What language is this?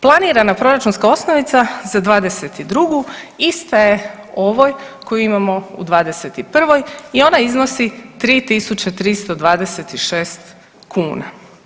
Croatian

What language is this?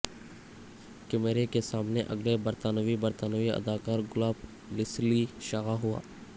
Urdu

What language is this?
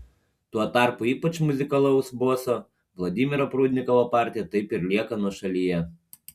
Lithuanian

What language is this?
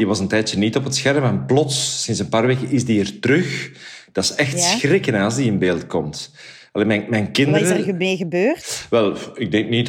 Dutch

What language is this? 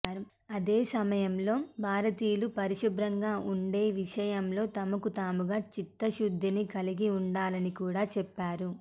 Telugu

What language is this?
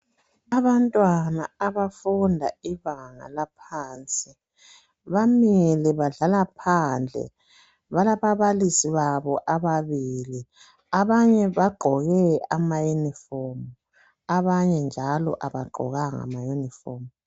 North Ndebele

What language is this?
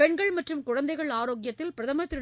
Tamil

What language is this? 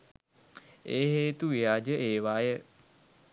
Sinhala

